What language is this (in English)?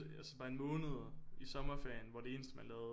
Danish